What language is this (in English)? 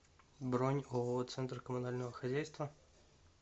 Russian